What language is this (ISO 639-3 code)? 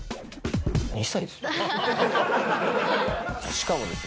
jpn